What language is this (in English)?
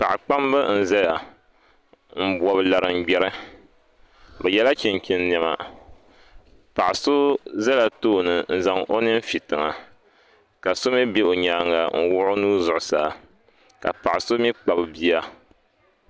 Dagbani